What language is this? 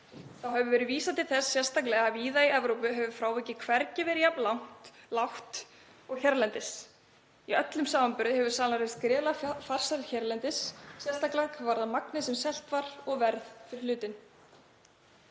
Icelandic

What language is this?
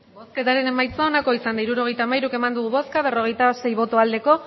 Basque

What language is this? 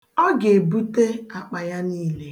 Igbo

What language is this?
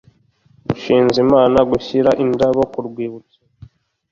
Kinyarwanda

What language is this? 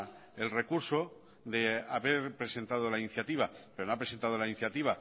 Spanish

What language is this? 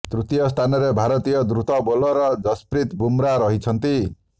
Odia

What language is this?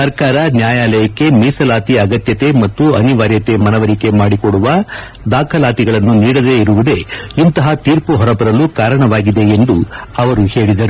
Kannada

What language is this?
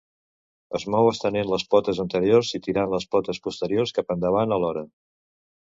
Catalan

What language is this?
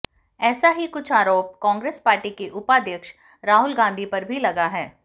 Hindi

